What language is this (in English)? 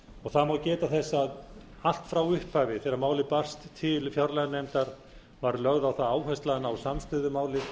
Icelandic